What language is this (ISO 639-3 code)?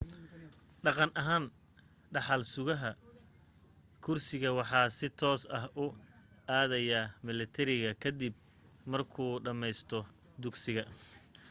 som